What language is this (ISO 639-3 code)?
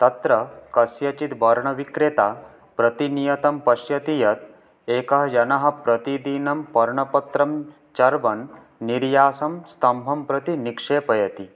san